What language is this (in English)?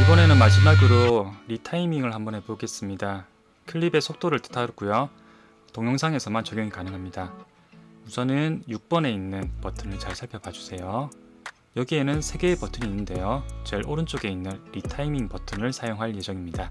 Korean